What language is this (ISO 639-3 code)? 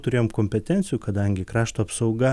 lit